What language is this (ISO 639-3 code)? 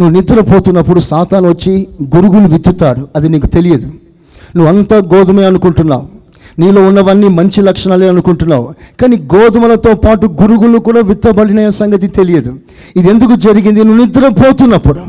tel